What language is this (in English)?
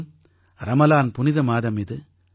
Tamil